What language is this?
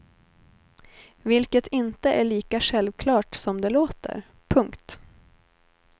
Swedish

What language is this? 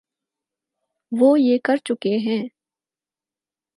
Urdu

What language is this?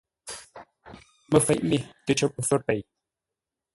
Ngombale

